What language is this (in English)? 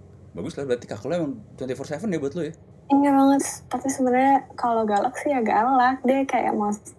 Indonesian